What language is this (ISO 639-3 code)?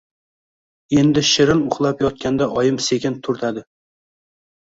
uzb